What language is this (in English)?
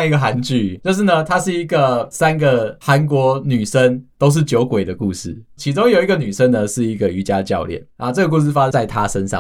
Chinese